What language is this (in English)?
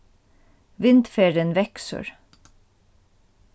Faroese